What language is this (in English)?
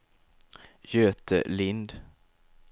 Swedish